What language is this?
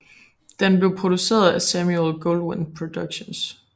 Danish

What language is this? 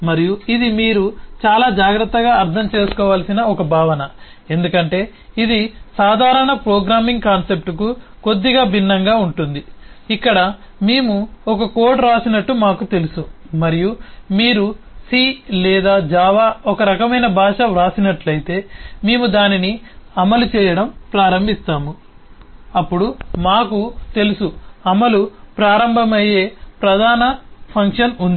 Telugu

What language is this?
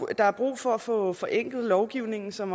Danish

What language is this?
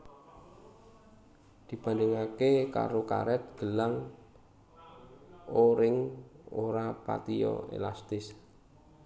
Javanese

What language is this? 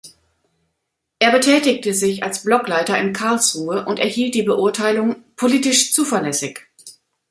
German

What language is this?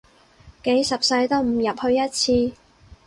Cantonese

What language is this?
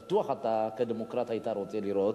Hebrew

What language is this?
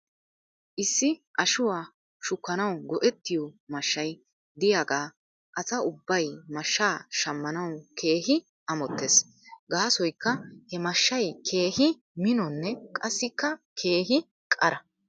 Wolaytta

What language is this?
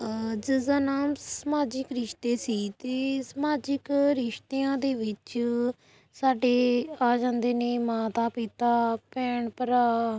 Punjabi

